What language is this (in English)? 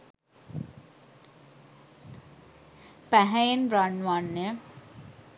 Sinhala